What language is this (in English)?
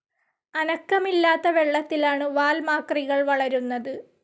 Malayalam